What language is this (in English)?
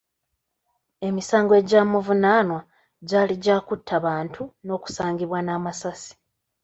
Ganda